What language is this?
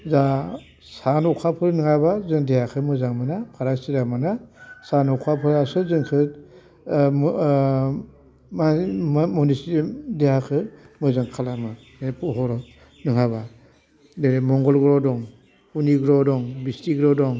Bodo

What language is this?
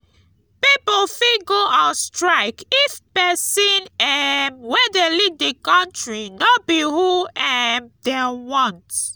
Nigerian Pidgin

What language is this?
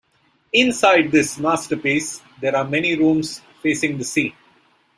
English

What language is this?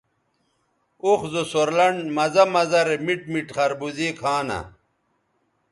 Bateri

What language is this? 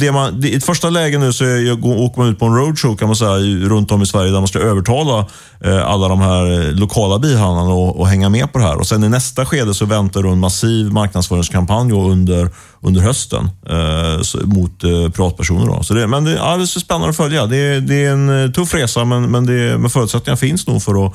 Swedish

